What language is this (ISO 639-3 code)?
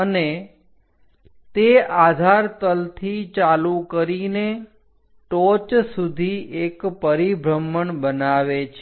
guj